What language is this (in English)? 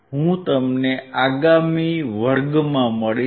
Gujarati